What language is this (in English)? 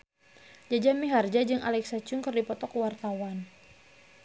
Sundanese